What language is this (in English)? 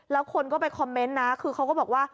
Thai